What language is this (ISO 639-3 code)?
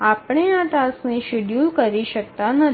guj